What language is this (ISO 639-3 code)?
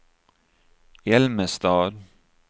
swe